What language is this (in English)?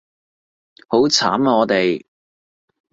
Cantonese